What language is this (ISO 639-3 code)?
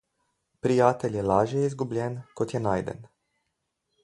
slv